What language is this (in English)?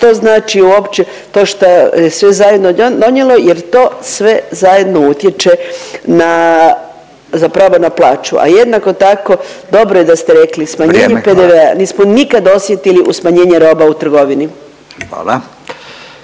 Croatian